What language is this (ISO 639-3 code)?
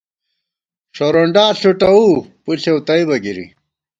gwt